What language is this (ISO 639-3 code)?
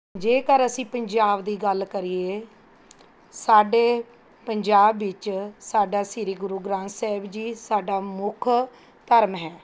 pan